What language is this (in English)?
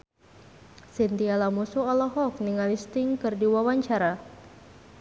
Sundanese